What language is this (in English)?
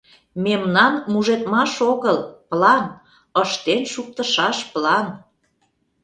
Mari